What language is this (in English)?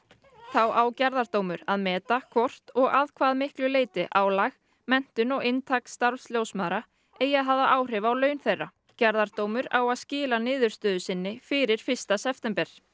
Icelandic